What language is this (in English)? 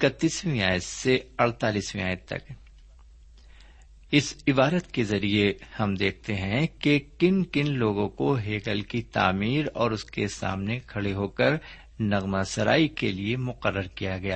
Urdu